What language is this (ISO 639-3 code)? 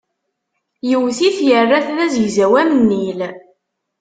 kab